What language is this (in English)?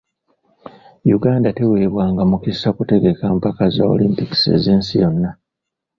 Ganda